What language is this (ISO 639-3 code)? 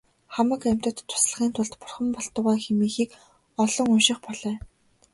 mon